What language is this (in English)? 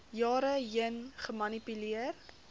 Afrikaans